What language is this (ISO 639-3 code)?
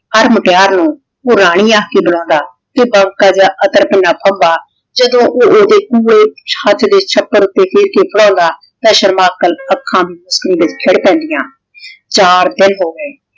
pan